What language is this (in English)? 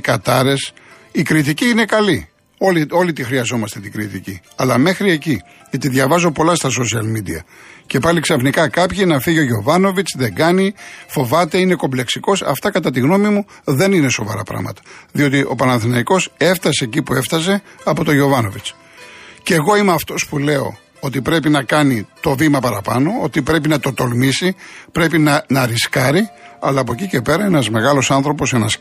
Greek